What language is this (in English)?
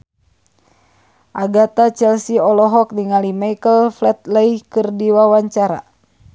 Sundanese